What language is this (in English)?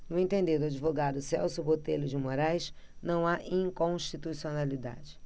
Portuguese